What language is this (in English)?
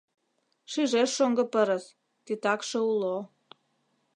Mari